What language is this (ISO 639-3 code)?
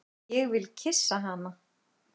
isl